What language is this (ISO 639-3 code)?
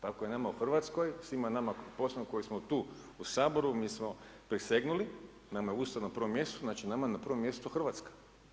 hrv